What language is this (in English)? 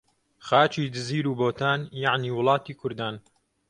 Central Kurdish